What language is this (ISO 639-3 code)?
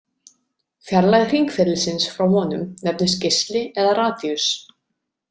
isl